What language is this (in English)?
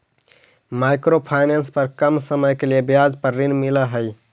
Magahi